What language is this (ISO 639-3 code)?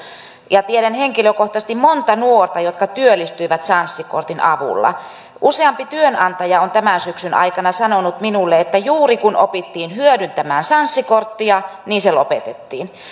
fin